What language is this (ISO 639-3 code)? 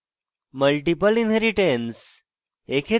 ben